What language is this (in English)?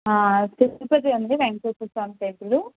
Telugu